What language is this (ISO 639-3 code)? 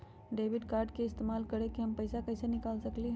mag